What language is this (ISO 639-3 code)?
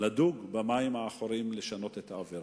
heb